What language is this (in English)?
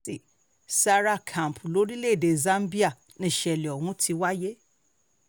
Yoruba